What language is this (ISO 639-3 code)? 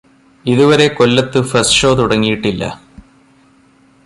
mal